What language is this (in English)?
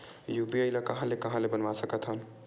Chhattisgarhi